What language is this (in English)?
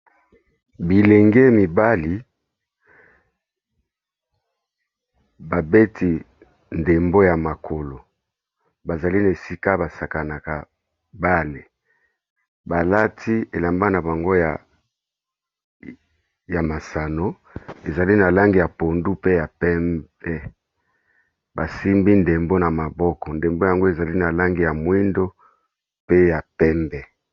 Lingala